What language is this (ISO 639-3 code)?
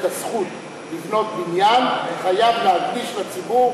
heb